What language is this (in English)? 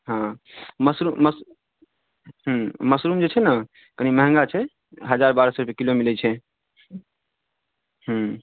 Maithili